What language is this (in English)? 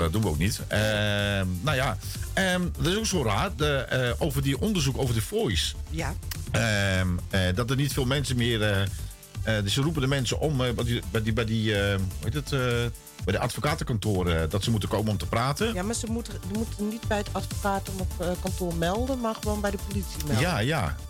Dutch